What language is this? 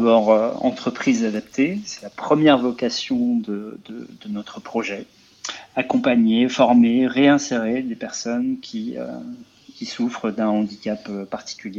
French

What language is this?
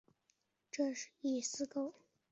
Chinese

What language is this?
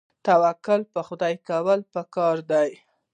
Pashto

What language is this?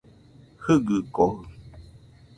Nüpode Huitoto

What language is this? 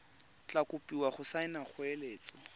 Tswana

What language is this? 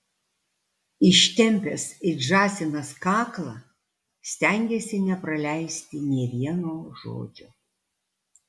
Lithuanian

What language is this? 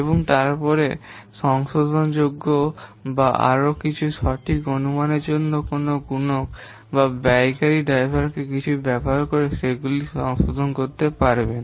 Bangla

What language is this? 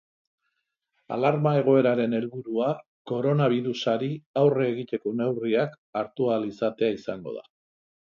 Basque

